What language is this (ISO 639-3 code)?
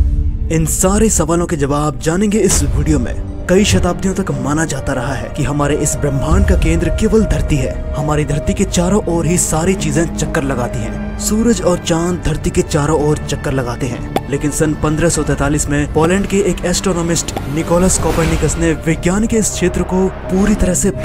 hin